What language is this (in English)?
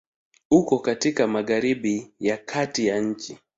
Swahili